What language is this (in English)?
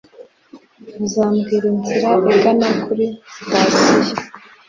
Kinyarwanda